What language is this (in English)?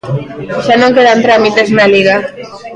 Galician